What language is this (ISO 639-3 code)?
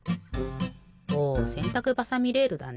jpn